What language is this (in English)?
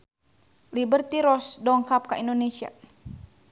Sundanese